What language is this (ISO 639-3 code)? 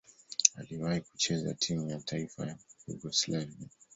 swa